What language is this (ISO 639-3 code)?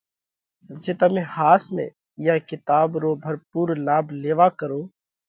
kvx